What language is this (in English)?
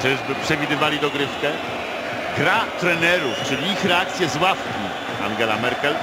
Polish